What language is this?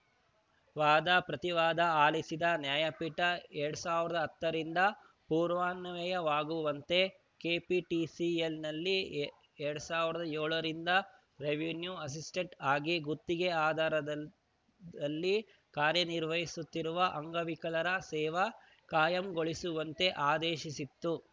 Kannada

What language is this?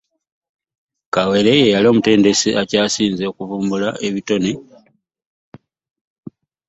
Ganda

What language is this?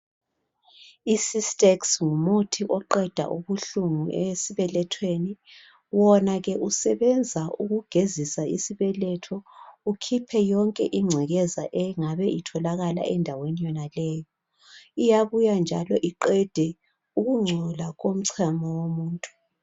North Ndebele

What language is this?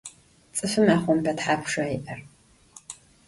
Adyghe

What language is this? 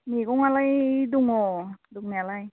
Bodo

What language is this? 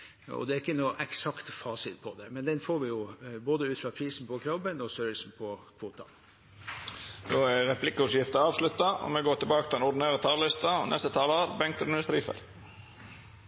Norwegian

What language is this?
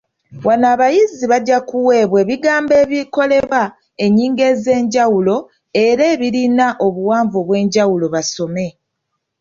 Ganda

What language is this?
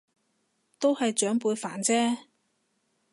Cantonese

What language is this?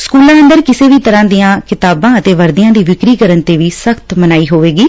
Punjabi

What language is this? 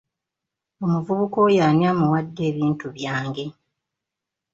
Ganda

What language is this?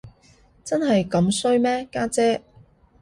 Cantonese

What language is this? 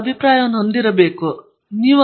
Kannada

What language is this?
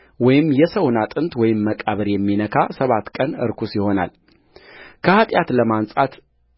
Amharic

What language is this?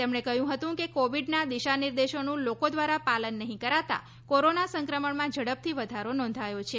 Gujarati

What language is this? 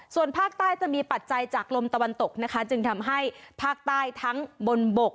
Thai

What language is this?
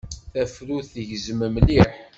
Kabyle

